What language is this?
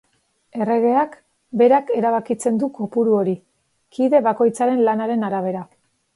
Basque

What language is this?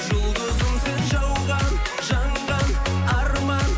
Kazakh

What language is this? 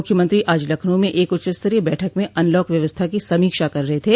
Hindi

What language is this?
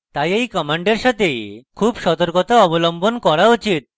Bangla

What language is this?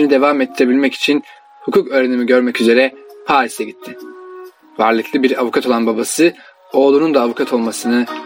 Turkish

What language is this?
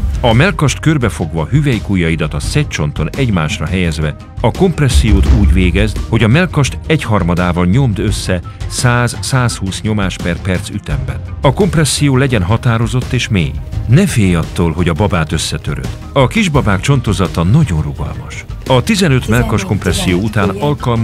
Hungarian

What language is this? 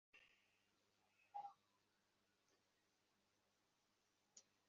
Bangla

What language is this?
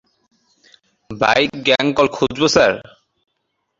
Bangla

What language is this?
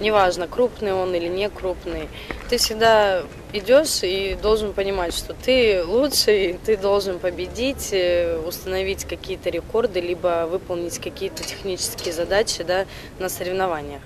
Russian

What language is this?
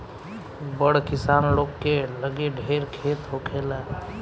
Bhojpuri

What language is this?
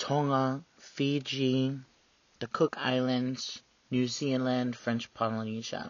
English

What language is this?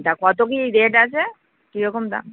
Bangla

